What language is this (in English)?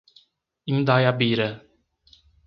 Portuguese